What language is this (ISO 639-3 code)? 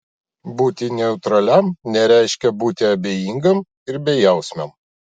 lit